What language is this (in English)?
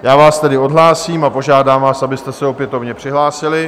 Czech